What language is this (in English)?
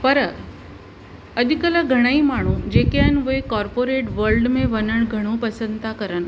Sindhi